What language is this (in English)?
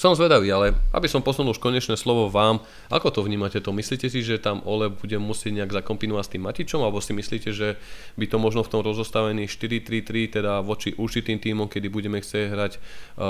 Slovak